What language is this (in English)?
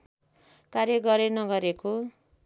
Nepali